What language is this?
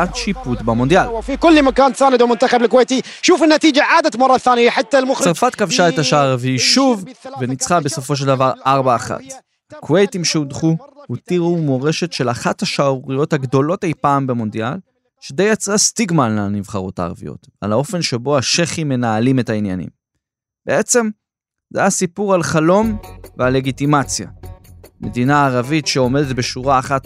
Hebrew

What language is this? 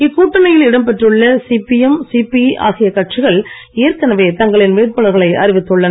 Tamil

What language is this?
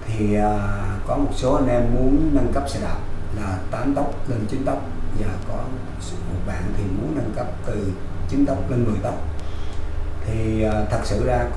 Vietnamese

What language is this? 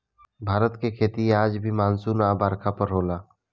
Bhojpuri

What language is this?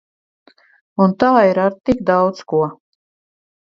Latvian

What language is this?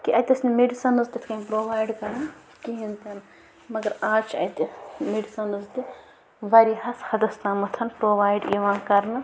Kashmiri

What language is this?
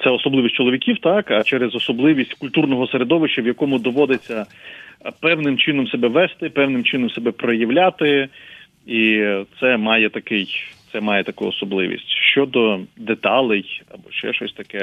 Ukrainian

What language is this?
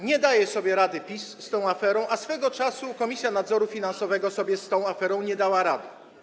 Polish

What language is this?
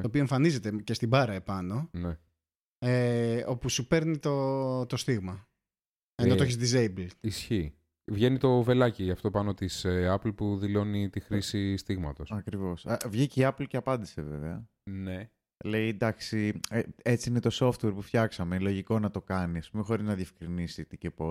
Greek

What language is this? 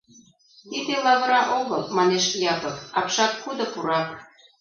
Mari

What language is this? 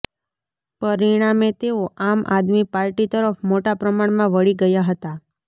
Gujarati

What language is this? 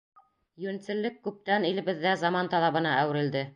Bashkir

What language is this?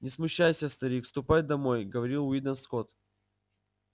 Russian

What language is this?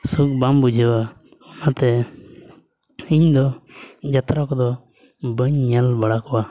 Santali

